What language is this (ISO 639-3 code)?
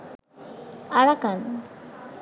ben